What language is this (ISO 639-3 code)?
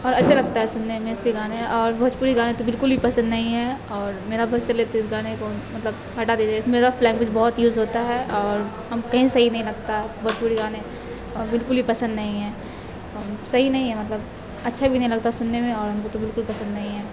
urd